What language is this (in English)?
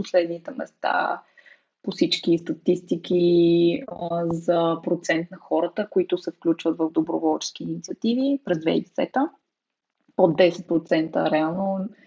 Bulgarian